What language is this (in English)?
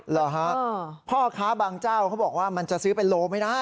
Thai